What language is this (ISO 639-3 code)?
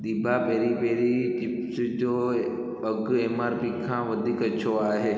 snd